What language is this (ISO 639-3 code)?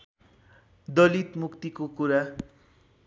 nep